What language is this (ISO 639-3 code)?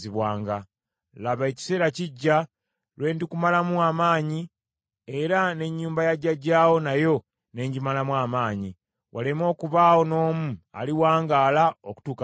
lug